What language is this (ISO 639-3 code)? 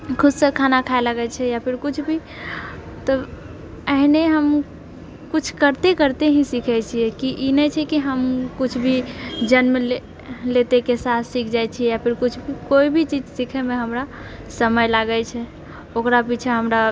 mai